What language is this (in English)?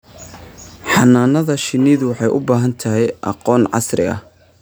Somali